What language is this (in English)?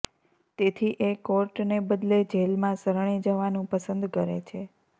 Gujarati